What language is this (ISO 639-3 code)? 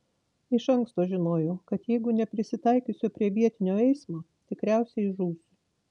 lit